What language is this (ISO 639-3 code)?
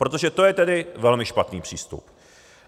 ces